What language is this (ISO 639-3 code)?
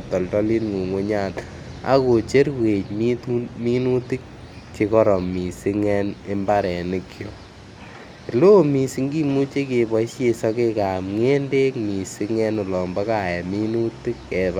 kln